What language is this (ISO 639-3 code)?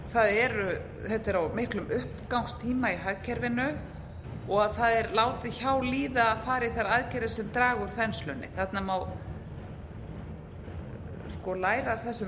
isl